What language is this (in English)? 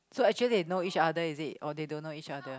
English